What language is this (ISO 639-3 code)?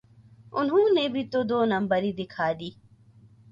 urd